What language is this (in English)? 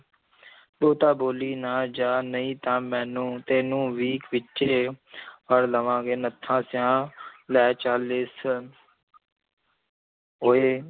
Punjabi